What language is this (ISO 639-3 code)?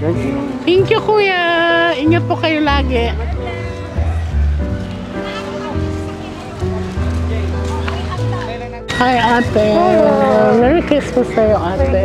fil